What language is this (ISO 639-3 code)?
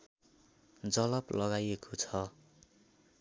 nep